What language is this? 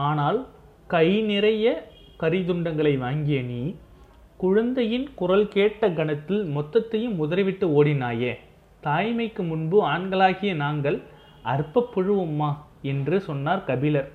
Tamil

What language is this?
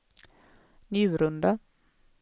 Swedish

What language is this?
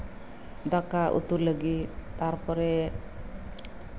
Santali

